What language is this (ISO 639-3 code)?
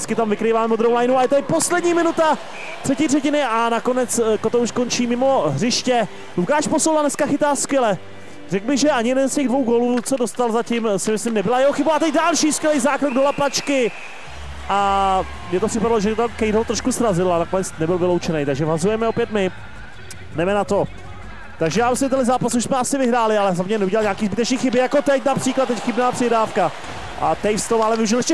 ces